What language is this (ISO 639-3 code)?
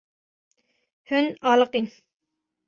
kur